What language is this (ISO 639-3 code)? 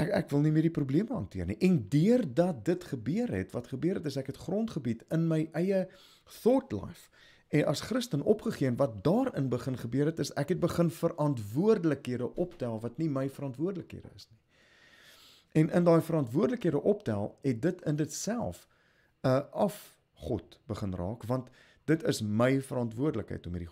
nld